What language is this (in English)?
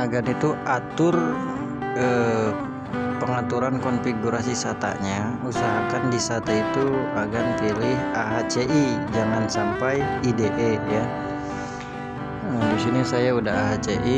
Indonesian